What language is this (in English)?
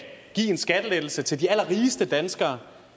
Danish